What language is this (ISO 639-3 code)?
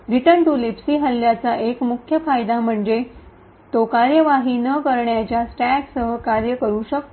mar